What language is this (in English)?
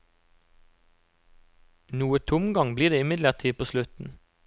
Norwegian